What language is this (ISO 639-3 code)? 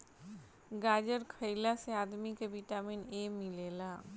bho